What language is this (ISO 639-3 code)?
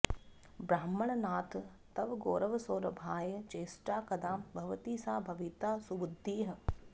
san